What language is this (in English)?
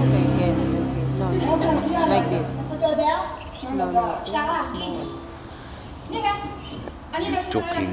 Hebrew